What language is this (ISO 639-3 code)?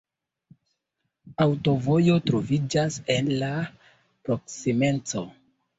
epo